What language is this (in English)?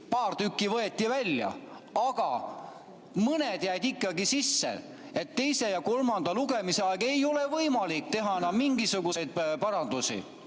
Estonian